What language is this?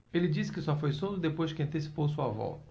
Portuguese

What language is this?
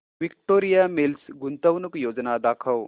Marathi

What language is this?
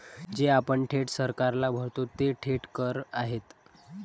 Marathi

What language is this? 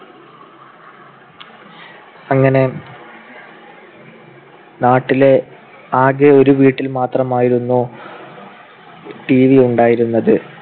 Malayalam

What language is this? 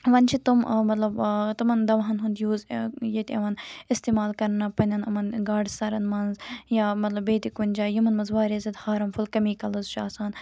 Kashmiri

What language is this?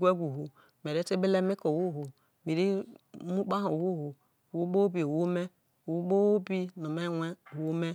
Isoko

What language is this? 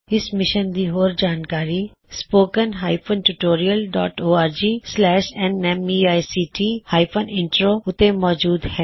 Punjabi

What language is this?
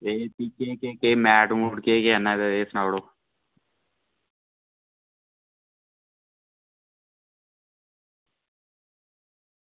Dogri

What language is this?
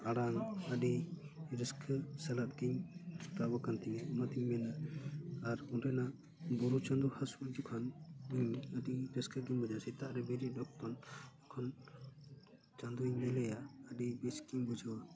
Santali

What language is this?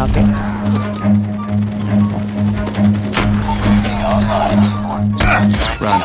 Indonesian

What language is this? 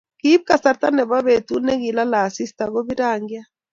Kalenjin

